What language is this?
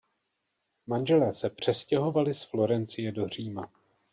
Czech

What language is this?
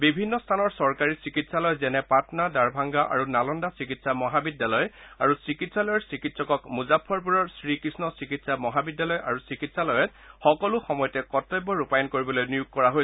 Assamese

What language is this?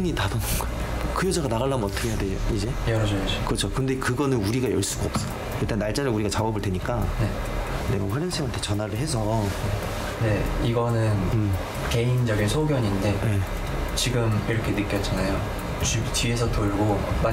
Korean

